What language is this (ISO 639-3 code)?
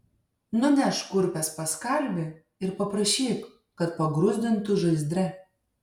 lit